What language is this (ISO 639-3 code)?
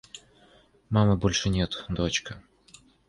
rus